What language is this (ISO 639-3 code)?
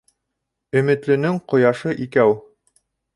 bak